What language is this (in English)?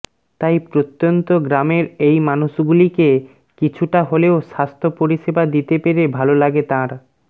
Bangla